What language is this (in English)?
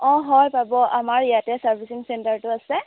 Assamese